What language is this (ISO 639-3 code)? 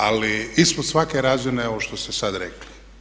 hrv